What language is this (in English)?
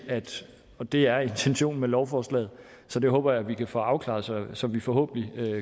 Danish